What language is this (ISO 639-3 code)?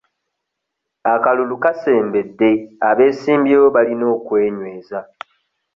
lug